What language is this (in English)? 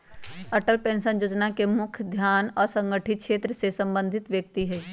Magahi